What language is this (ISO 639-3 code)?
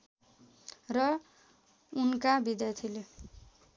nep